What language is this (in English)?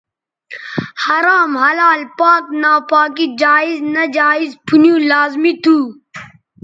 Bateri